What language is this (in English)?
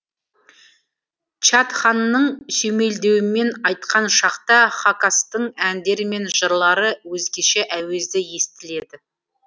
Kazakh